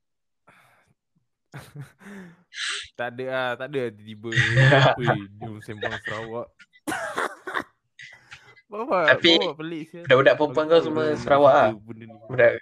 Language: Malay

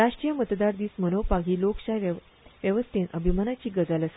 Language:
Konkani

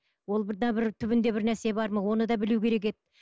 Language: Kazakh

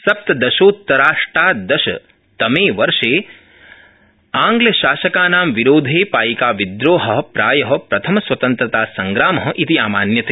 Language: Sanskrit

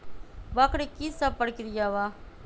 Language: Magahi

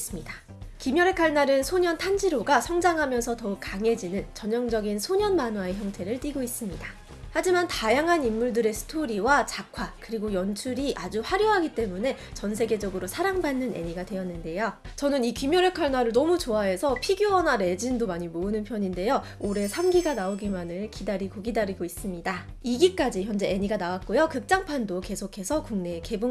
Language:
Korean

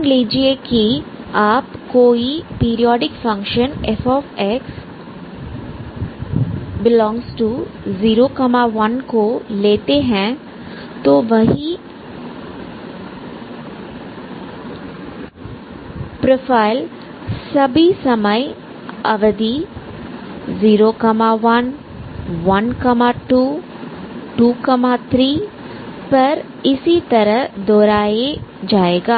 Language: Hindi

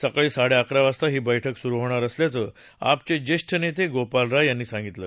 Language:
Marathi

